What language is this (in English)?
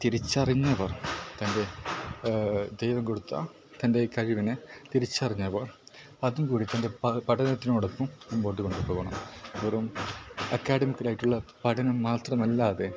Malayalam